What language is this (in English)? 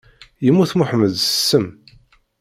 Kabyle